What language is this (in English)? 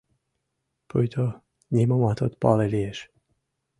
Mari